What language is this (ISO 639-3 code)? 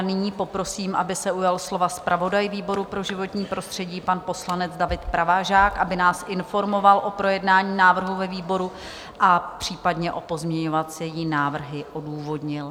ces